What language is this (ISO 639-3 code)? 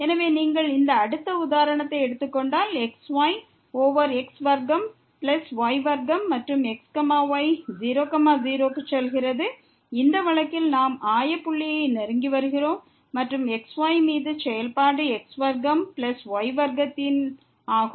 tam